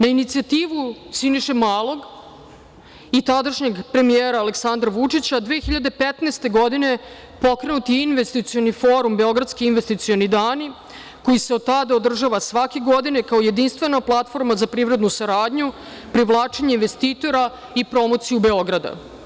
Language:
Serbian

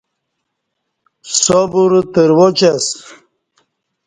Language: Kati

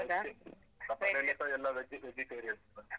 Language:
Kannada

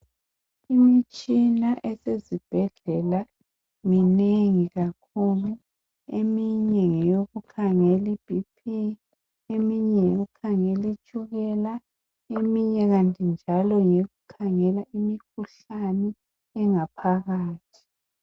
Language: North Ndebele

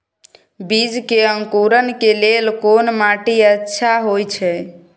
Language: Maithili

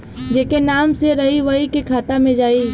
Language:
Bhojpuri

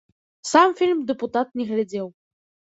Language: Belarusian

